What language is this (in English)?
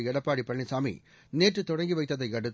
Tamil